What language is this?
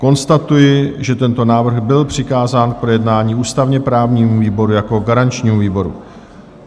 Czech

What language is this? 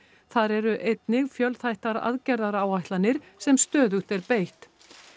Icelandic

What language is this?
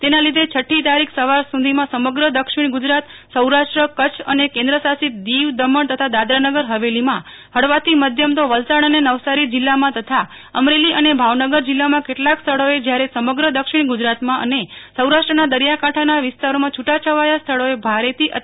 Gujarati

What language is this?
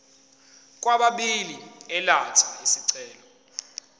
Zulu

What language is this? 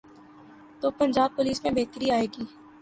Urdu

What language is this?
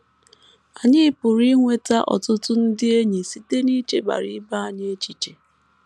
Igbo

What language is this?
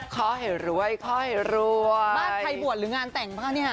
Thai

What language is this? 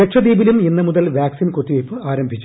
Malayalam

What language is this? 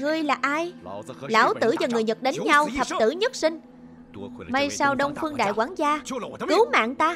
Vietnamese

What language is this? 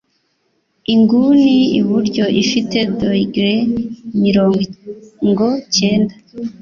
Kinyarwanda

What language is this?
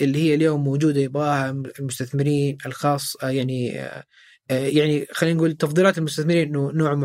Arabic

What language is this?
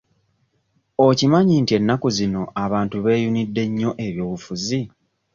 Ganda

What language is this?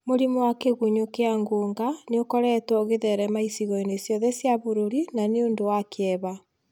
Kikuyu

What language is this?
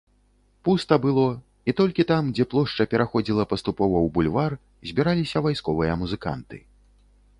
Belarusian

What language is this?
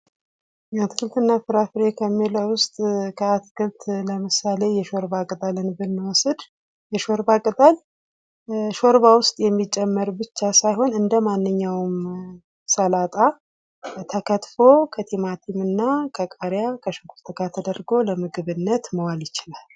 Amharic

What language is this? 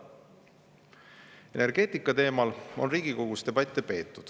Estonian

